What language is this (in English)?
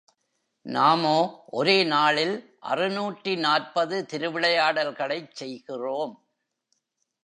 Tamil